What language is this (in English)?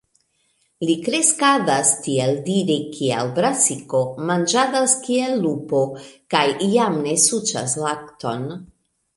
Esperanto